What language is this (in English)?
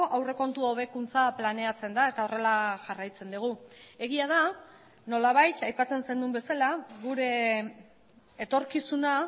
Basque